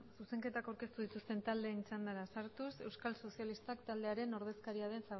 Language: Basque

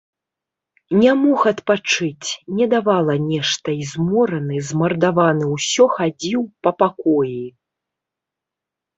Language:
Belarusian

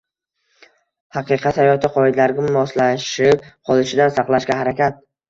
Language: Uzbek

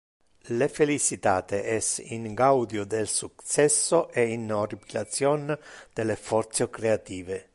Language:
Interlingua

